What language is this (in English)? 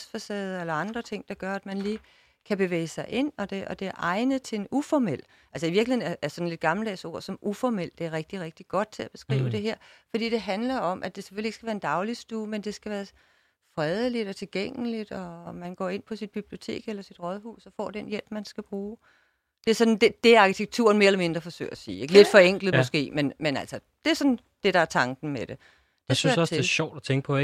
Danish